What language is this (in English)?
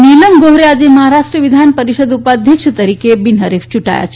Gujarati